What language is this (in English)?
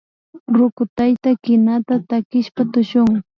Imbabura Highland Quichua